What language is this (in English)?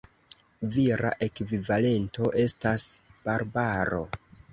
Esperanto